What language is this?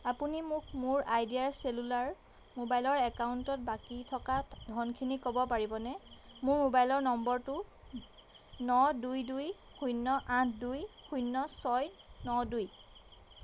Assamese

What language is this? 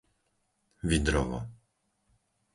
Slovak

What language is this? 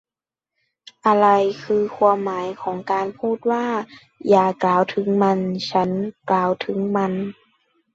Thai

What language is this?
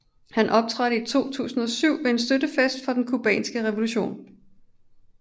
Danish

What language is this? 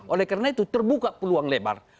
Indonesian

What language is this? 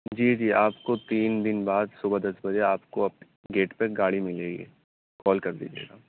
Urdu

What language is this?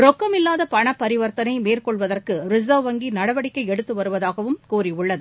Tamil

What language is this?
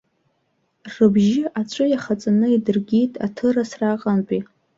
Abkhazian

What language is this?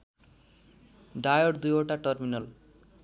Nepali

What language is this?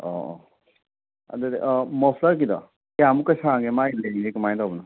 Manipuri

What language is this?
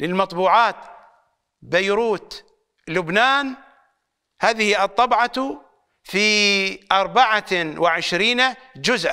Arabic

